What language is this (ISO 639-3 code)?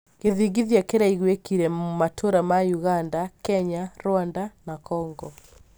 kik